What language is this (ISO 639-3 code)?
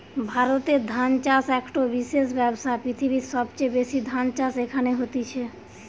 ben